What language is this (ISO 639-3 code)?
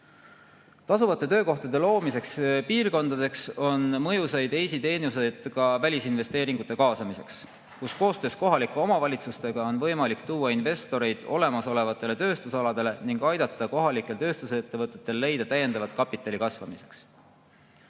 est